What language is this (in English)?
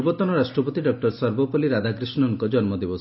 Odia